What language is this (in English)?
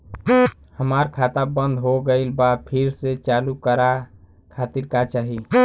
Bhojpuri